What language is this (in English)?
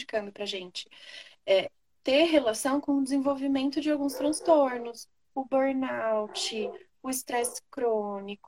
Portuguese